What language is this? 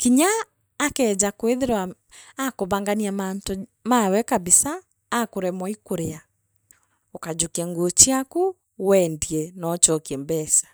Meru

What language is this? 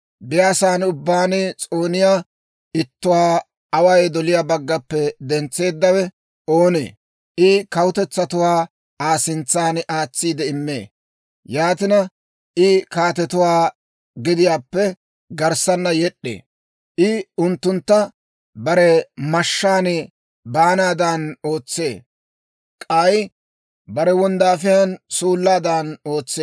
Dawro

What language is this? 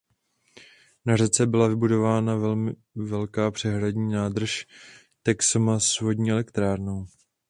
Czech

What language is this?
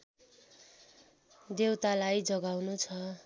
Nepali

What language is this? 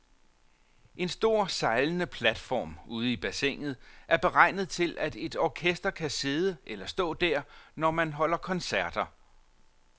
Danish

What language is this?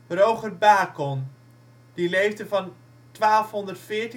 Dutch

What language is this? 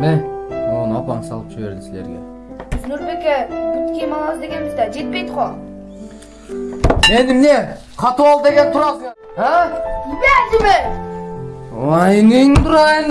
Turkish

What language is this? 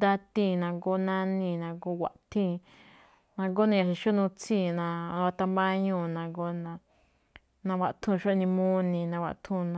Malinaltepec Me'phaa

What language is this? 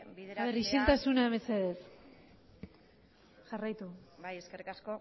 Basque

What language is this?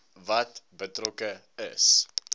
Afrikaans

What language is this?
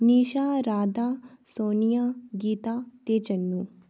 Dogri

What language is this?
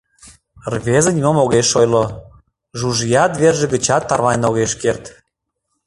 Mari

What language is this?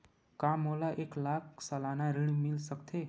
Chhattisgarhi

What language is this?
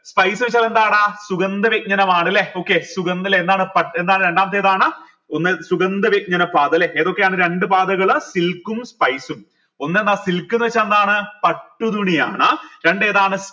Malayalam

